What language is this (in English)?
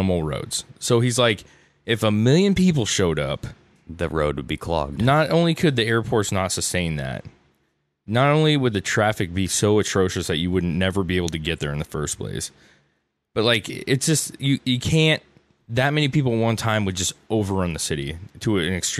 English